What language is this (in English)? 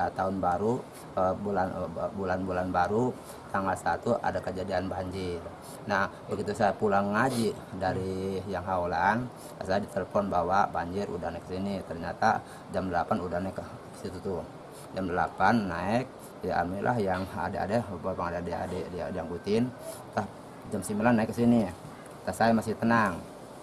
Indonesian